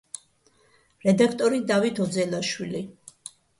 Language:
Georgian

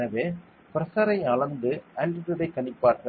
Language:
Tamil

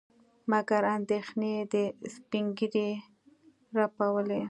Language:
Pashto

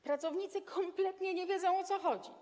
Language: Polish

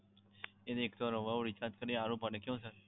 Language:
Gujarati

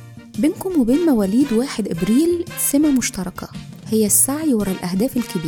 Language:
Arabic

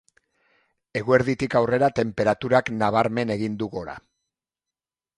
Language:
Basque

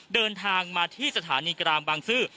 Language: Thai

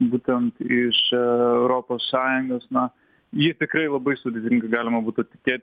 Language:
Lithuanian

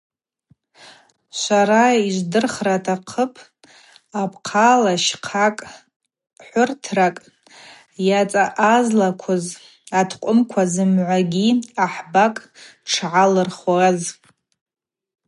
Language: Abaza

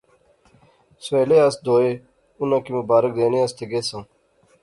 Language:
Pahari-Potwari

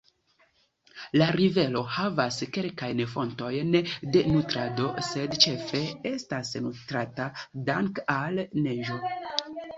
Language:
Esperanto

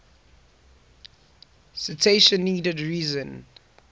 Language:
English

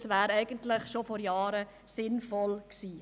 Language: Swiss German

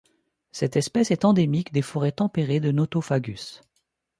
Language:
French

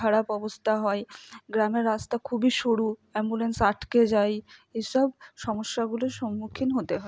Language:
Bangla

